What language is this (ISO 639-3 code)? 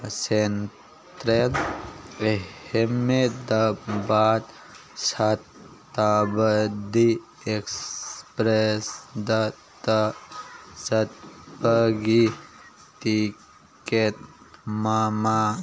mni